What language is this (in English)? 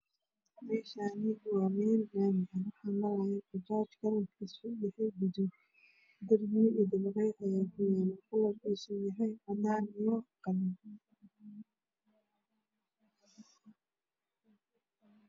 Somali